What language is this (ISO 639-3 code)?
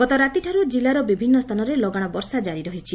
ori